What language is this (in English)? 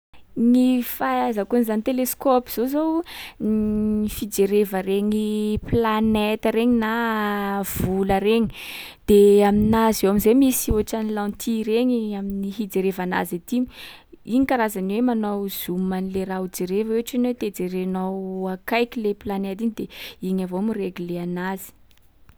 Sakalava Malagasy